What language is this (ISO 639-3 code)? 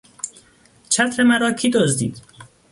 fas